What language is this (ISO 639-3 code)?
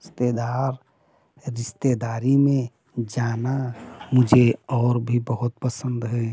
hin